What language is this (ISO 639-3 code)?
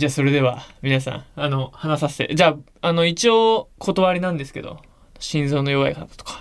jpn